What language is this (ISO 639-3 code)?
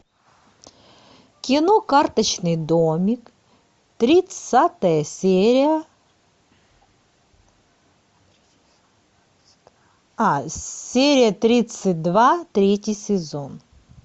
rus